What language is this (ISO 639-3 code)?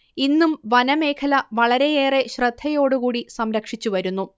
mal